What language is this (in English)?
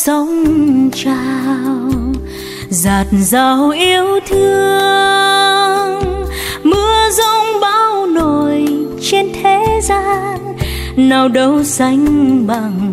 Vietnamese